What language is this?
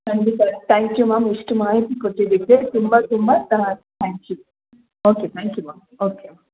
Kannada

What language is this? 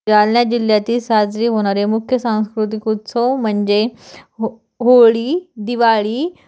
Marathi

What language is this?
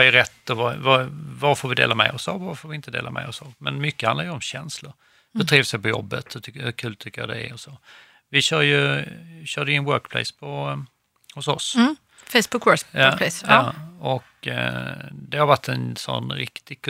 Swedish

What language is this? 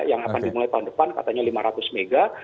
Indonesian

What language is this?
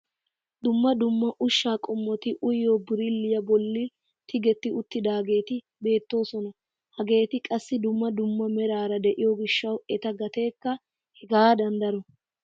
Wolaytta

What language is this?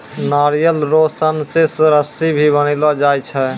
Maithili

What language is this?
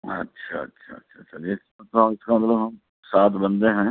Urdu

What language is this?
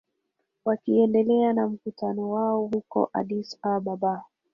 Swahili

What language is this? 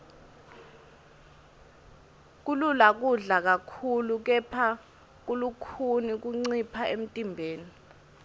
Swati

